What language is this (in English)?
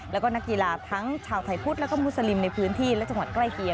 Thai